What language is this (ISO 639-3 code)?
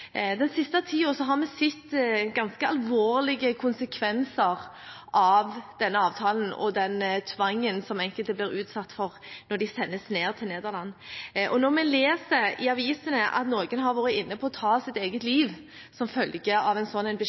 nob